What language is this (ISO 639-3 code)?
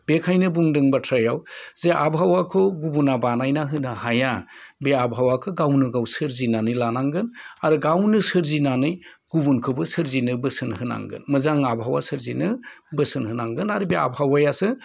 brx